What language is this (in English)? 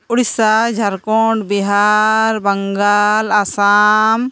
Santali